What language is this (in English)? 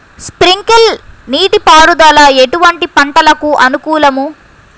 Telugu